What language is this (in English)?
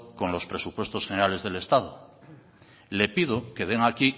Spanish